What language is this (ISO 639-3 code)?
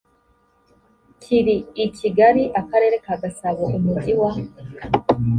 kin